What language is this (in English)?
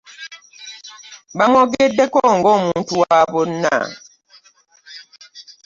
Ganda